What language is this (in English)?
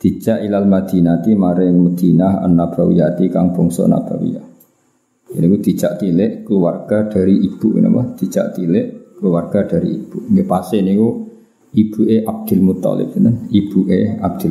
Indonesian